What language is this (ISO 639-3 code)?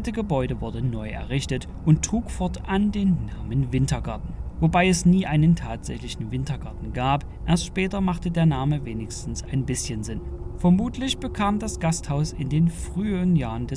deu